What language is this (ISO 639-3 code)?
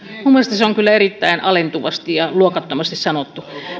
fin